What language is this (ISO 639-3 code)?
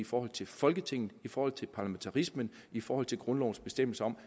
dan